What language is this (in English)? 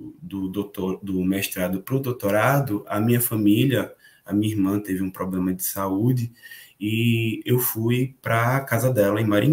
Portuguese